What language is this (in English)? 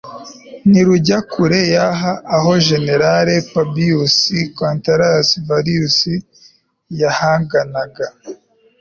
Kinyarwanda